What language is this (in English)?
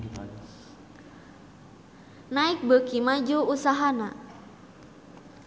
Sundanese